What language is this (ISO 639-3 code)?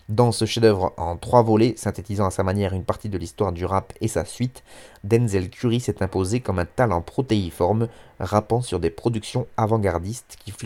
fra